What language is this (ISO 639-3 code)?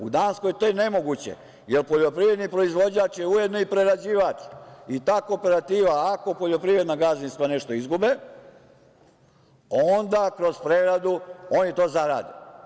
srp